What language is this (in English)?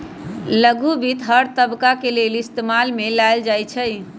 Magahi